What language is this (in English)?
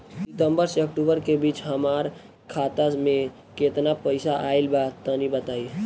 Bhojpuri